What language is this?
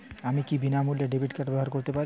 Bangla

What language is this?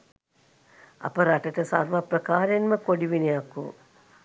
Sinhala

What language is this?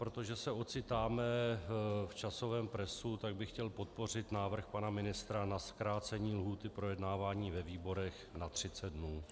Czech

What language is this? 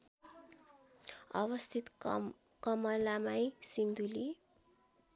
Nepali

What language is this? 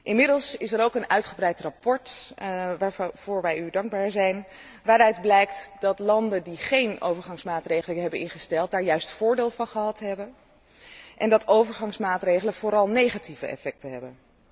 Dutch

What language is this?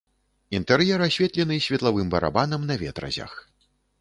Belarusian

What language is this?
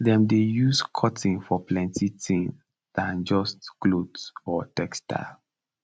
Nigerian Pidgin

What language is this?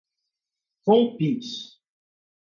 Portuguese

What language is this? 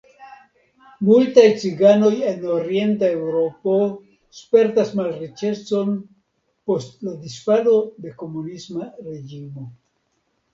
Esperanto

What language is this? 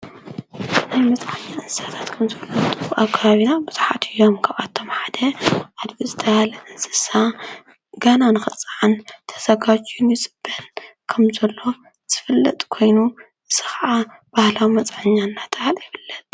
Tigrinya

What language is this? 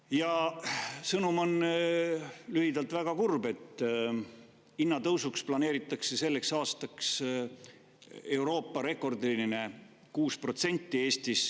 Estonian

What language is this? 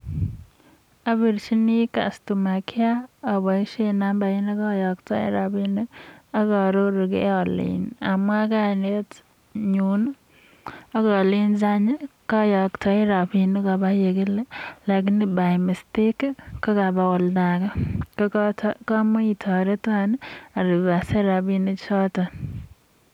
Kalenjin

